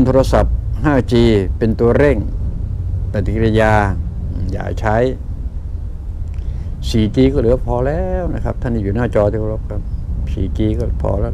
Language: Thai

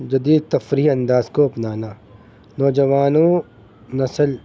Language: Urdu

